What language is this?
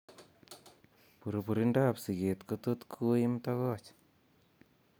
Kalenjin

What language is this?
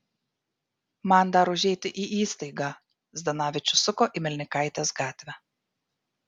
Lithuanian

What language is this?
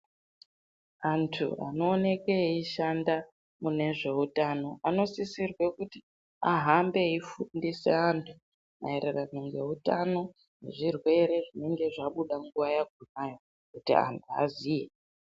Ndau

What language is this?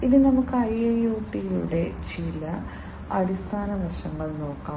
Malayalam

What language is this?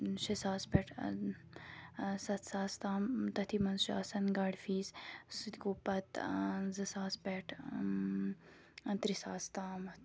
Kashmiri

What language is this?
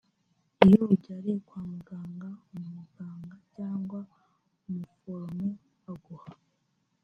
Kinyarwanda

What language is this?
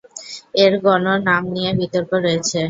Bangla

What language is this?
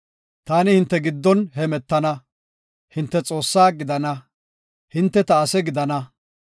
Gofa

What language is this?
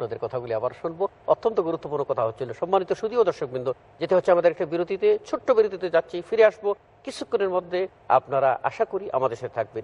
Hebrew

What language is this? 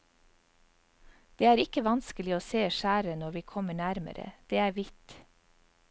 Norwegian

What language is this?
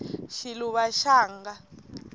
Tsonga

